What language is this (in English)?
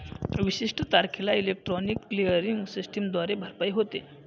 Marathi